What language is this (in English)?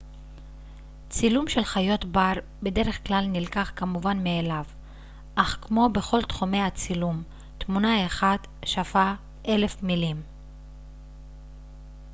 Hebrew